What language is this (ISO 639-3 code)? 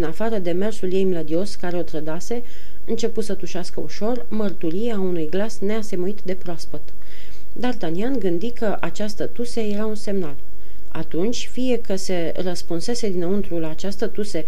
ron